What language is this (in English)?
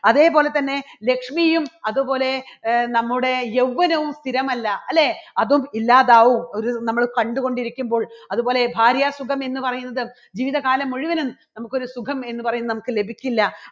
Malayalam